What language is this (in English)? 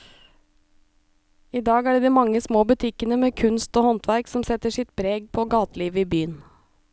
Norwegian